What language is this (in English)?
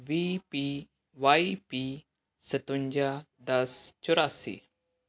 Punjabi